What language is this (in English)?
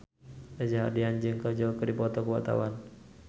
Sundanese